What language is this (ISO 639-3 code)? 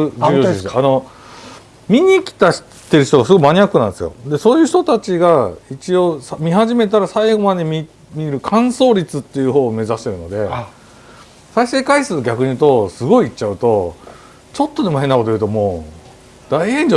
jpn